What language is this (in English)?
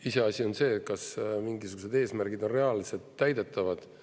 Estonian